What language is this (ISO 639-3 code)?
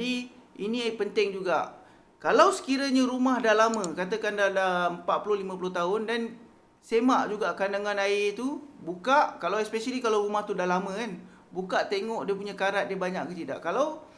msa